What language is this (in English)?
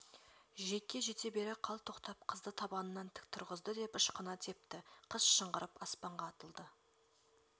Kazakh